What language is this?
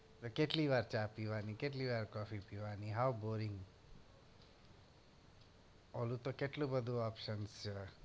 Gujarati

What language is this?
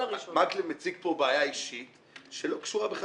Hebrew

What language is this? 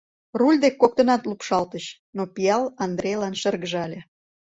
Mari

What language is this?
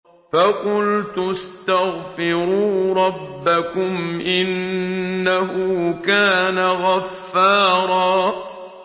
Arabic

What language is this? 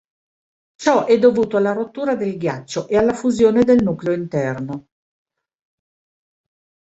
Italian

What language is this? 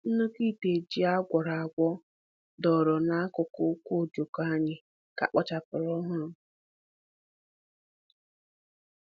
Igbo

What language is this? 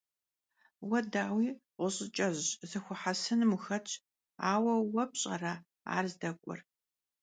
Kabardian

